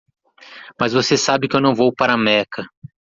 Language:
Portuguese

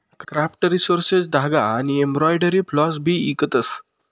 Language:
Marathi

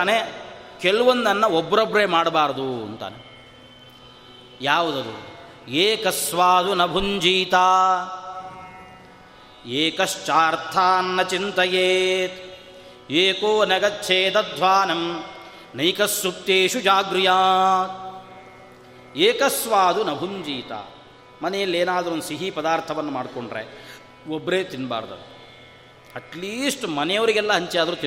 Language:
Kannada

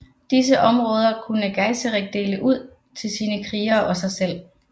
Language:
Danish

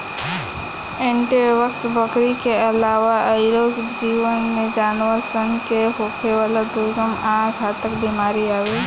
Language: Bhojpuri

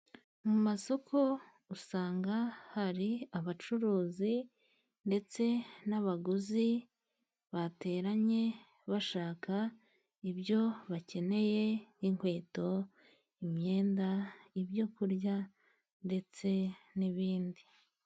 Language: Kinyarwanda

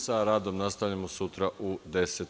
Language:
Serbian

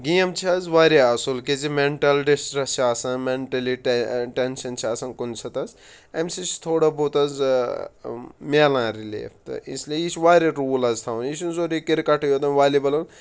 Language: Kashmiri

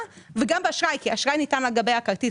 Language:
Hebrew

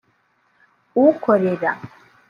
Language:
Kinyarwanda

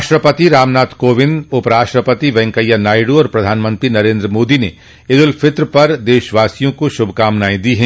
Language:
Hindi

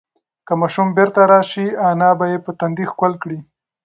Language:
Pashto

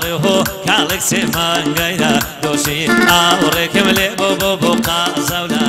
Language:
Romanian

